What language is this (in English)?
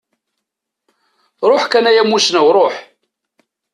Kabyle